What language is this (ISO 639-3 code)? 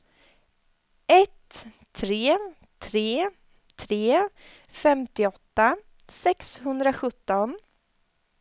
swe